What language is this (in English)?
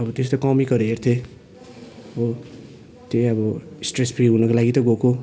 Nepali